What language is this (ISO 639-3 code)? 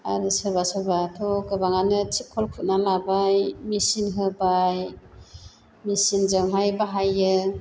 brx